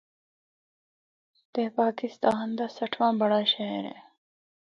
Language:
Northern Hindko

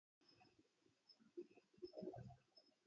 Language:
Arabic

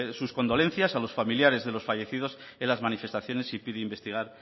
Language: Spanish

